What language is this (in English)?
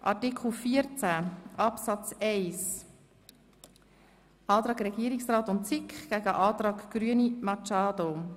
Swiss German